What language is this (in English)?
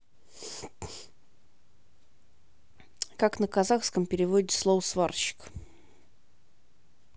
Russian